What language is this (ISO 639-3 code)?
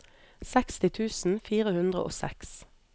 nor